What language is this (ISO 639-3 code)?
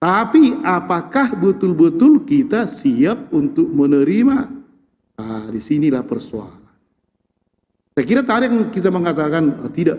ind